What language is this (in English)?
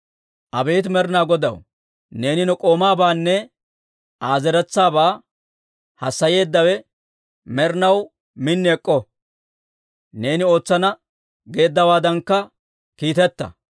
Dawro